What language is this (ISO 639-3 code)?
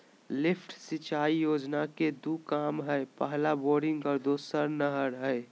mag